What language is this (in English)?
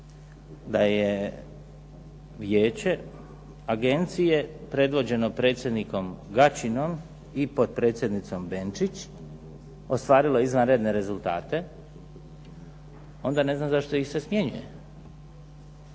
Croatian